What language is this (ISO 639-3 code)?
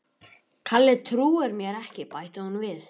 isl